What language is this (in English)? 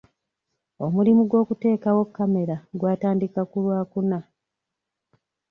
Ganda